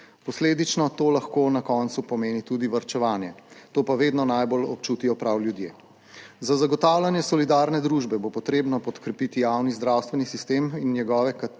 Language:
Slovenian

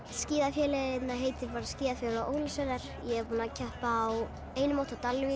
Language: Icelandic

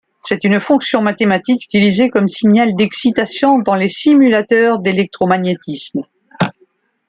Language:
French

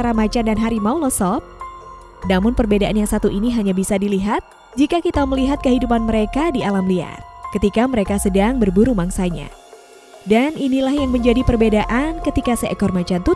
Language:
Indonesian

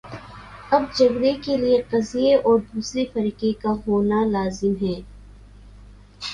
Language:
Urdu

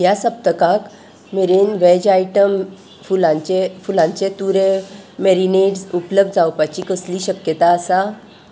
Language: Konkani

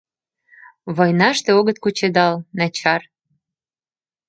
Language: Mari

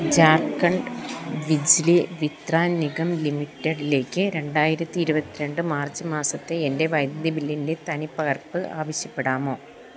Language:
Malayalam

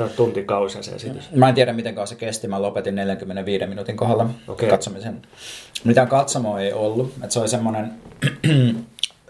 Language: Finnish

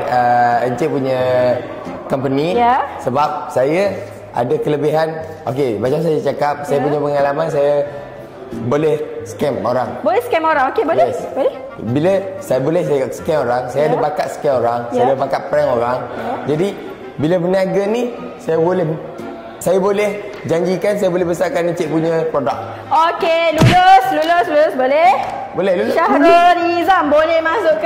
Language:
Malay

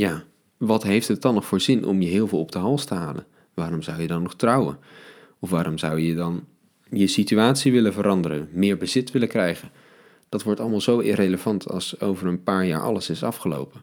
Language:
Dutch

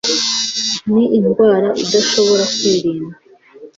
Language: Kinyarwanda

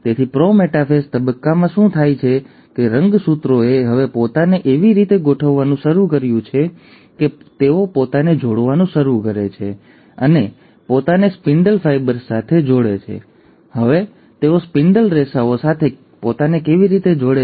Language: Gujarati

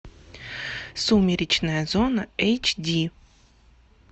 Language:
Russian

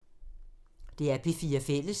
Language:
Danish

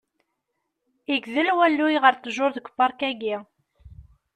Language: Kabyle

